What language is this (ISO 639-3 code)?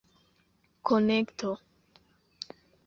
epo